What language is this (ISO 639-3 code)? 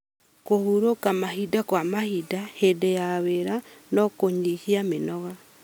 kik